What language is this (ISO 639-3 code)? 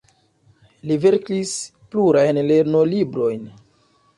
epo